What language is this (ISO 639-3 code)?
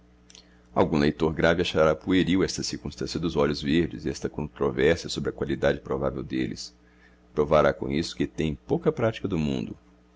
por